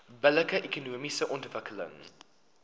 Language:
Afrikaans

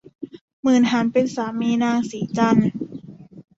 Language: Thai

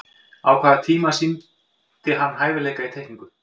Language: Icelandic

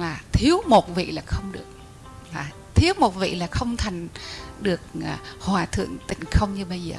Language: Vietnamese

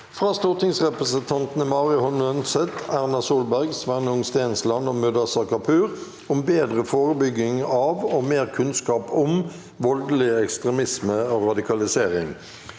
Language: Norwegian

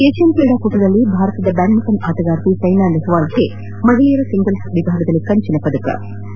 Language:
Kannada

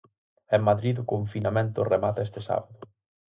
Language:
Galician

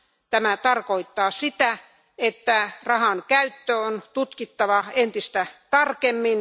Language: Finnish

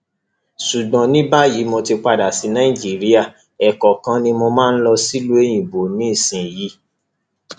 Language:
Yoruba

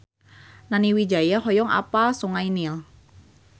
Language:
Sundanese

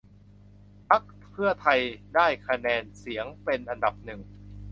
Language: Thai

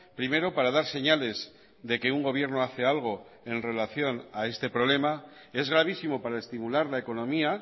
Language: Spanish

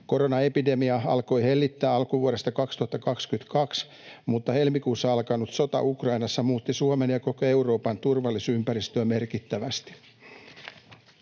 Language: Finnish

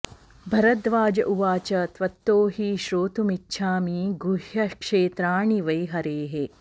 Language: Sanskrit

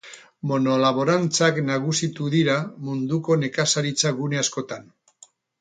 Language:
Basque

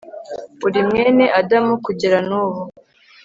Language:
Kinyarwanda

